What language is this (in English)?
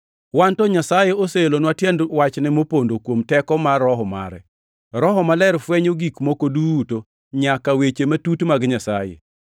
Luo (Kenya and Tanzania)